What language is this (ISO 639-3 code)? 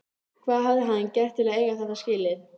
isl